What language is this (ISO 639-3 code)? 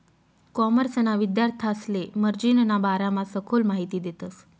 mar